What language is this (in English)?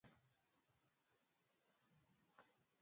Swahili